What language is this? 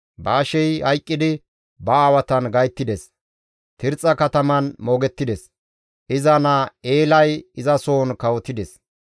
Gamo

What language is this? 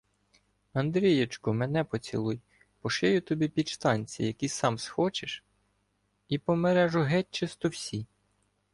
Ukrainian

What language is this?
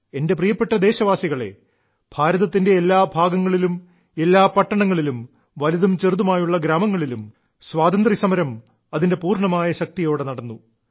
Malayalam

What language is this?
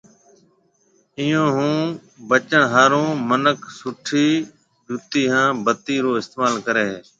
Marwari (Pakistan)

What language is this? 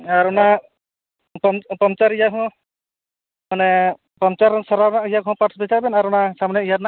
Santali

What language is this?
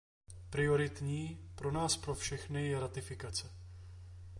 Czech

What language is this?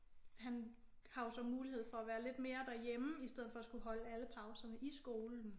Danish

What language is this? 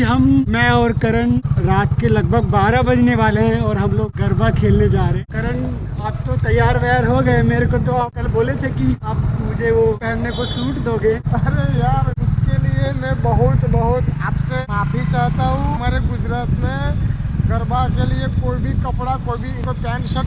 Hindi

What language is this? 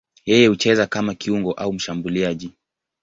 Swahili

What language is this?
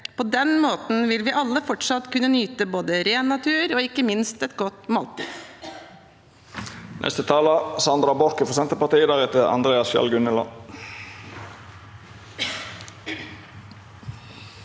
Norwegian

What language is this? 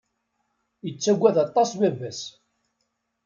Kabyle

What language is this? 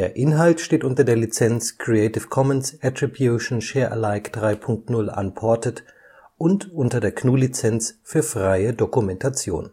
German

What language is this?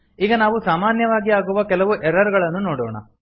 Kannada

